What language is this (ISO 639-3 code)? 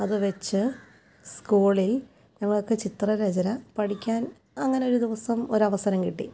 mal